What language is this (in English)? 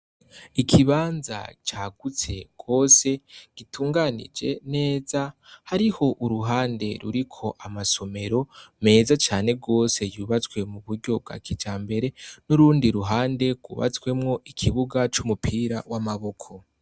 Rundi